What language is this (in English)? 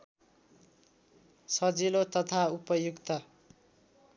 Nepali